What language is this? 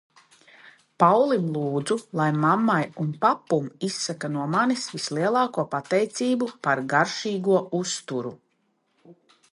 Latvian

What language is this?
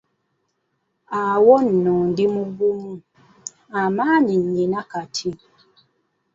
Ganda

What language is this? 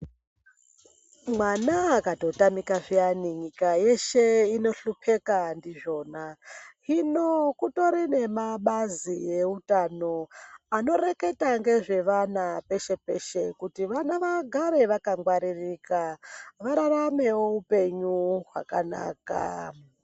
Ndau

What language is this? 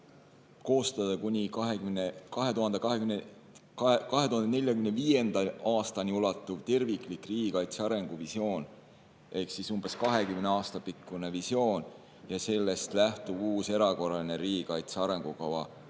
Estonian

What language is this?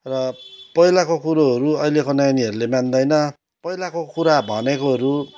Nepali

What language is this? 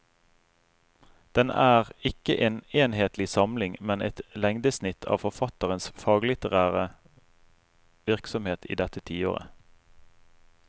Norwegian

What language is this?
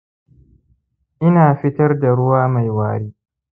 Hausa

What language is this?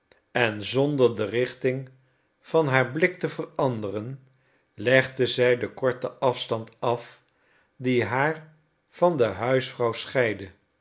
Dutch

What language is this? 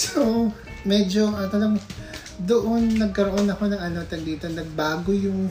Filipino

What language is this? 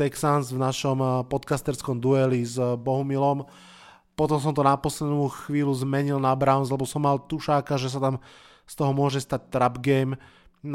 Slovak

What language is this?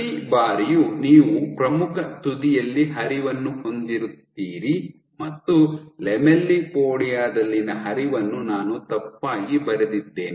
Kannada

